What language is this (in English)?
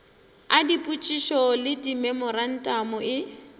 Northern Sotho